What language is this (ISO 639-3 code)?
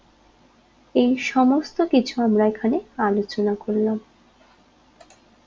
ben